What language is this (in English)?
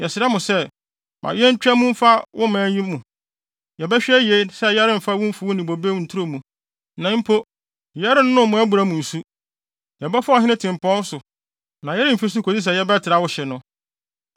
Akan